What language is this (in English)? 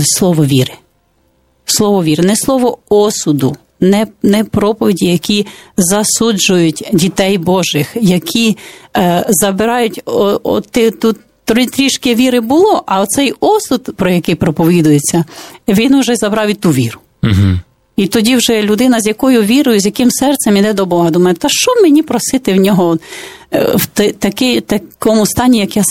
Ukrainian